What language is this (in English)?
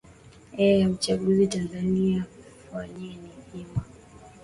Swahili